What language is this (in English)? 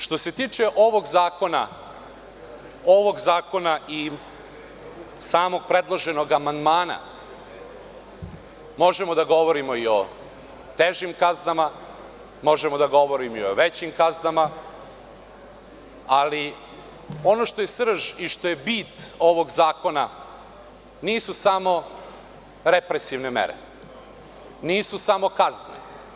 Serbian